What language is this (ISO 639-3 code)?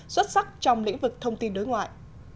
vie